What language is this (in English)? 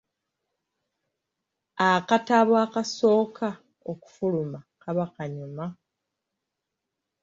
Ganda